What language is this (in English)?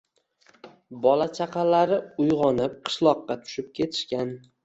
Uzbek